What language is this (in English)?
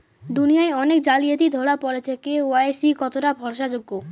Bangla